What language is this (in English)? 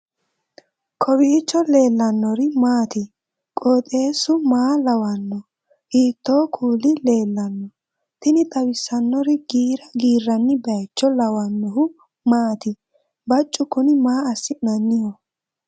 Sidamo